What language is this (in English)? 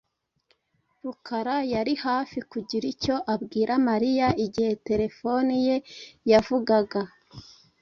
Kinyarwanda